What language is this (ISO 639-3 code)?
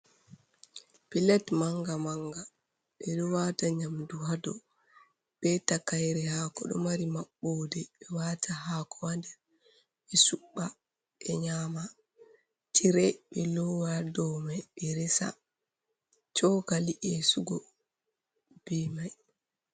ful